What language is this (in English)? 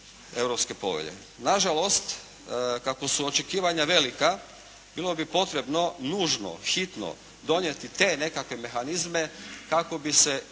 Croatian